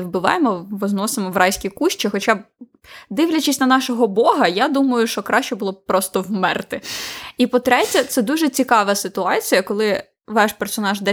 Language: Ukrainian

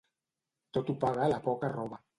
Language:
Catalan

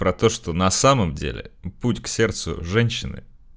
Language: Russian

